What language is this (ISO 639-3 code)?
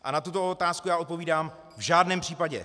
ces